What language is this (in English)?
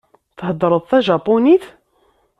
Kabyle